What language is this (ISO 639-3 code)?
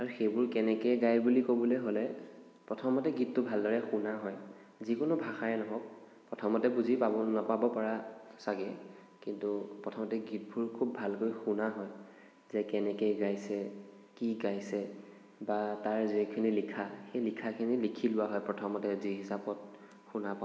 asm